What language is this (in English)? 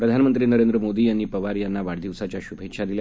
Marathi